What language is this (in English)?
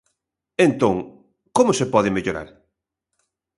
Galician